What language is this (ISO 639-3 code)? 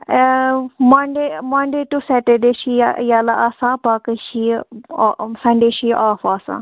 kas